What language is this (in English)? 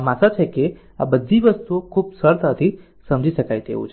Gujarati